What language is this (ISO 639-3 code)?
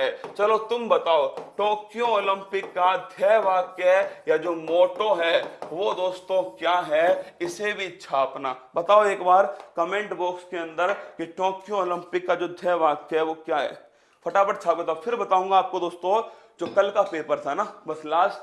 hin